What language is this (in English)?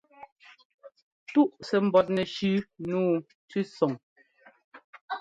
Ngomba